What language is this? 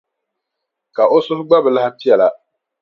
Dagbani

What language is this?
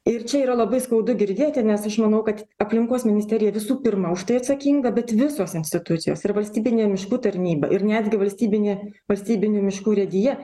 Lithuanian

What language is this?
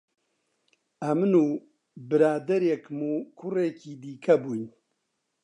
Central Kurdish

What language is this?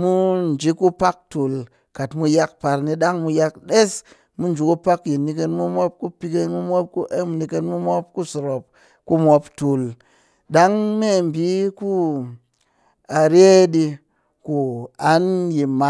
Cakfem-Mushere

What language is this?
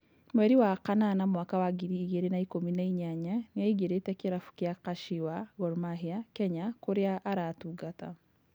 Kikuyu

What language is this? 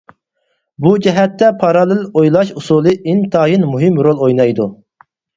Uyghur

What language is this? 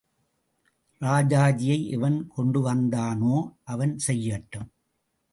Tamil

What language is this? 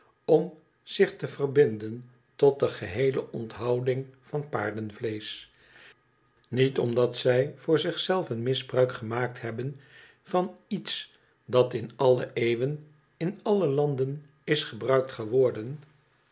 Dutch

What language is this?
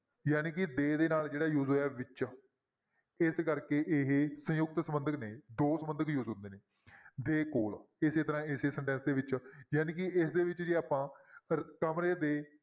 Punjabi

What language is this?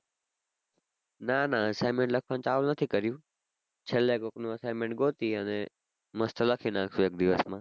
Gujarati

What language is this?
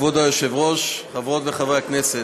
Hebrew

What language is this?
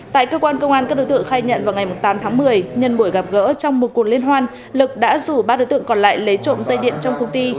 Vietnamese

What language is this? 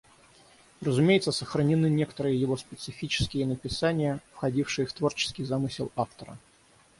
Russian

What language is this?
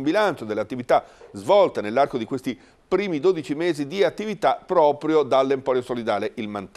Italian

